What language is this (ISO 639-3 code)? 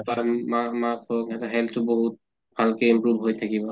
asm